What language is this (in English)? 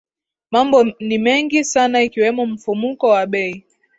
Swahili